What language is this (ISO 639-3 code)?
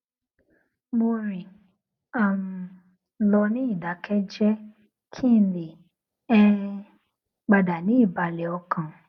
yor